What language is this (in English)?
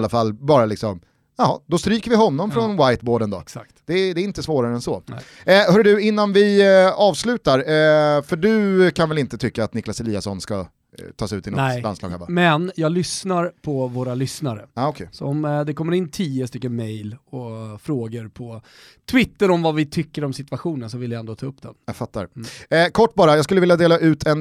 Swedish